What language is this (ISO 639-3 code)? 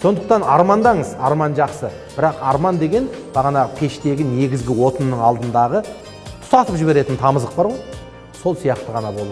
tur